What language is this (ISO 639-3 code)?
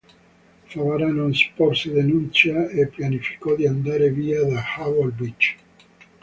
ita